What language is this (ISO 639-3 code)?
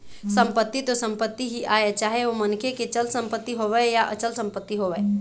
hne